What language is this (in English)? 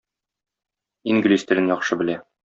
Tatar